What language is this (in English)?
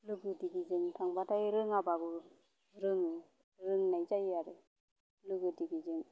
Bodo